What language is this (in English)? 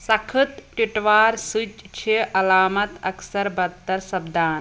Kashmiri